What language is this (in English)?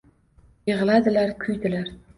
Uzbek